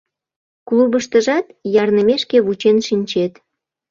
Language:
Mari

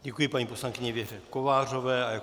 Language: Czech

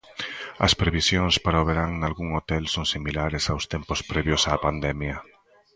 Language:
Galician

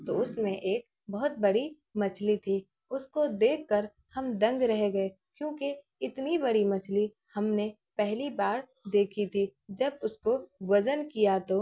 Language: Urdu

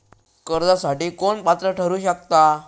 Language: Marathi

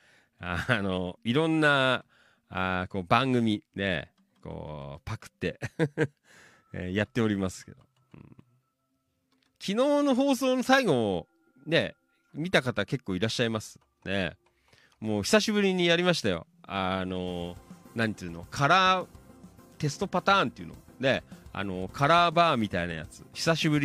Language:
Japanese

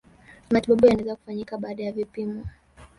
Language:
Swahili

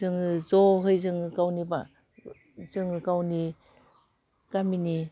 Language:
Bodo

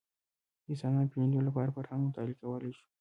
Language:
Pashto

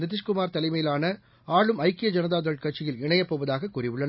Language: Tamil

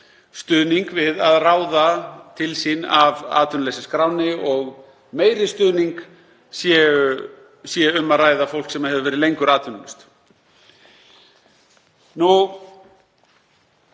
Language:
Icelandic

